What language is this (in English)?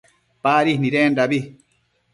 Matsés